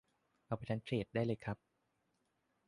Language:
Thai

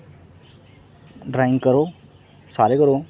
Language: Dogri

